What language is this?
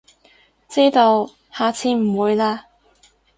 Cantonese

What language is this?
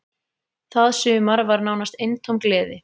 Icelandic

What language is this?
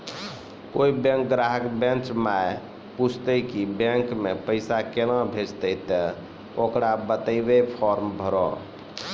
Maithili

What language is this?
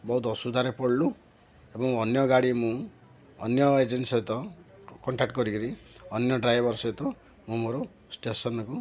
Odia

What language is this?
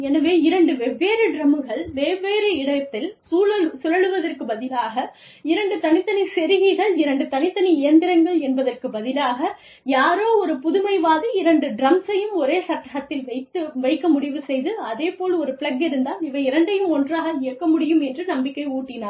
Tamil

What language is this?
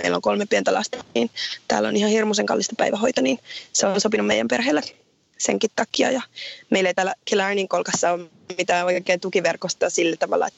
Finnish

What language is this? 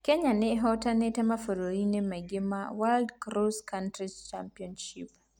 Kikuyu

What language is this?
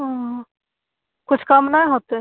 Maithili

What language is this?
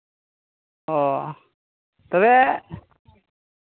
Santali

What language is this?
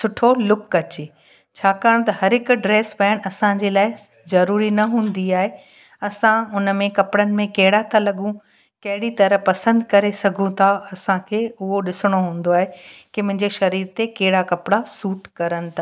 Sindhi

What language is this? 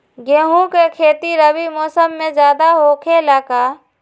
Magahi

